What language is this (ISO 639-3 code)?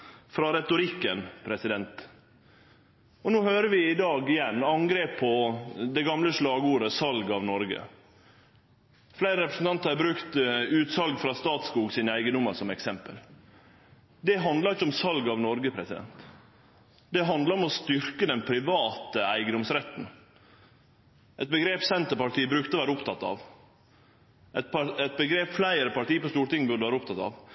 nno